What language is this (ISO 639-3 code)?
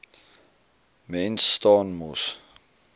afr